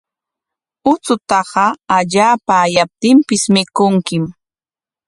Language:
Corongo Ancash Quechua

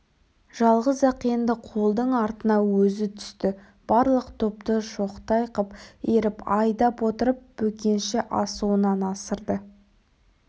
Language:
Kazakh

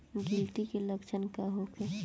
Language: Bhojpuri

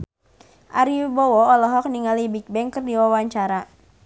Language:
Sundanese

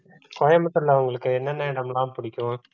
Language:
Tamil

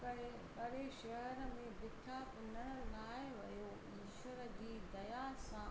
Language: Sindhi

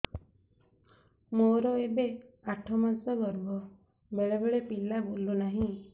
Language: Odia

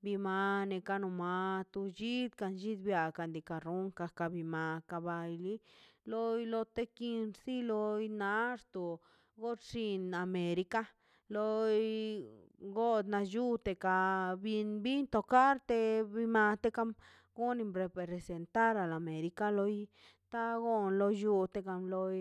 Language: Mazaltepec Zapotec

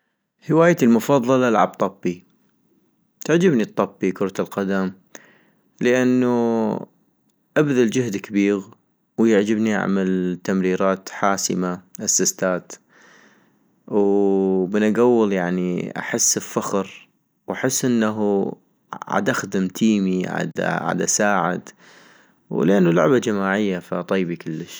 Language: North Mesopotamian Arabic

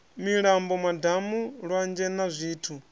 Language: Venda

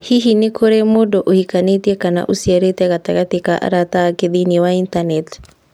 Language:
Kikuyu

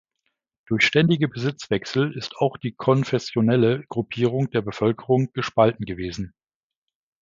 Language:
German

